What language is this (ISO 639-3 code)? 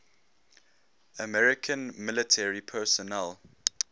eng